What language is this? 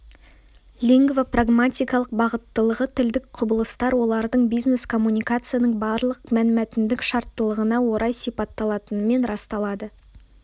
Kazakh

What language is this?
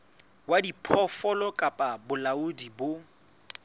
Southern Sotho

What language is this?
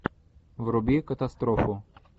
Russian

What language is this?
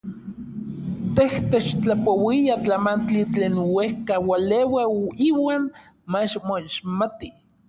Orizaba Nahuatl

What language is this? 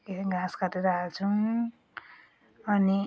Nepali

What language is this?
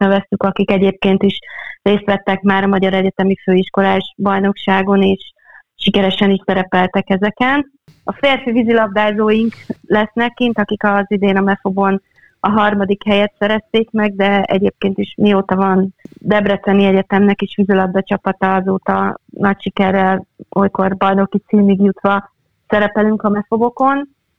Hungarian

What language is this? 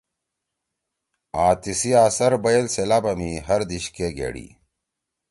Torwali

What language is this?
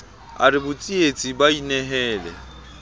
Southern Sotho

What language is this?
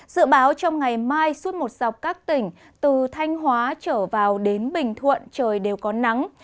Vietnamese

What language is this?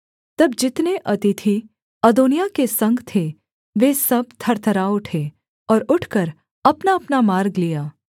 Hindi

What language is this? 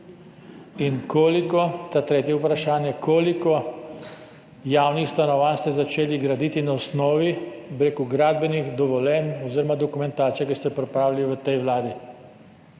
Slovenian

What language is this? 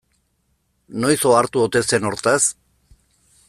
Basque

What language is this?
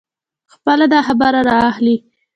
Pashto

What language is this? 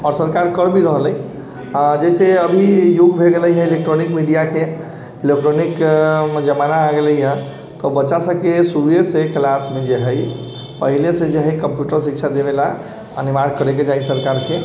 Maithili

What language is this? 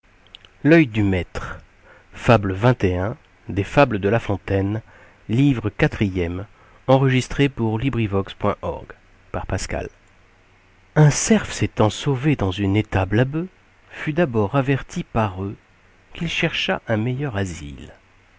French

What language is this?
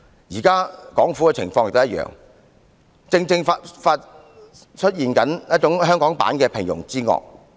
Cantonese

